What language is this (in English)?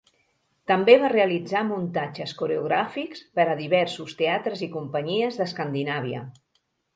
Catalan